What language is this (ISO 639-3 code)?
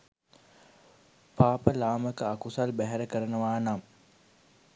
sin